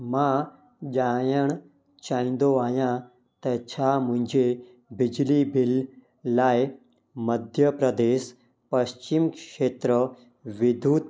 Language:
Sindhi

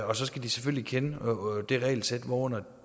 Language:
Danish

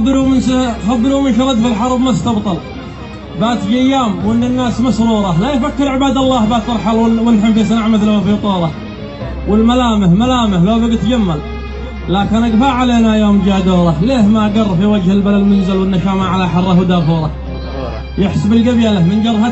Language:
Arabic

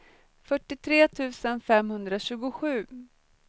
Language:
Swedish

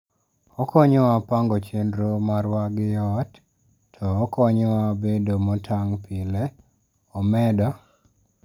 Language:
Luo (Kenya and Tanzania)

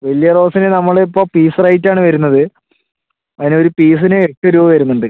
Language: Malayalam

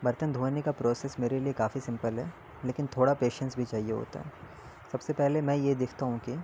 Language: Urdu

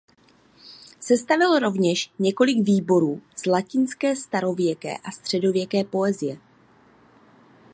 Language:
Czech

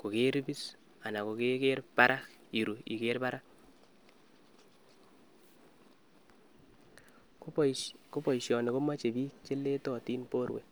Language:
Kalenjin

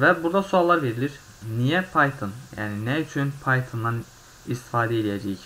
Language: Turkish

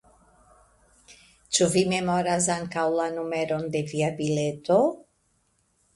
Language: Esperanto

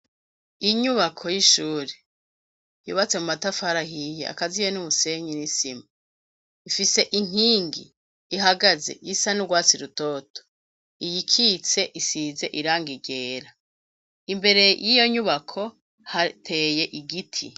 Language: Rundi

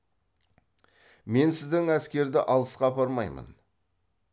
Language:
Kazakh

